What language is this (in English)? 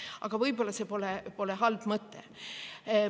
Estonian